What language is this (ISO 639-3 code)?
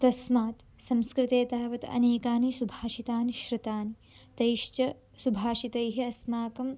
san